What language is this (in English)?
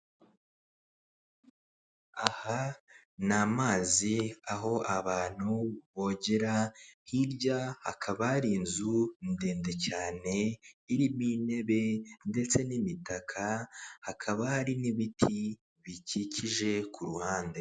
Kinyarwanda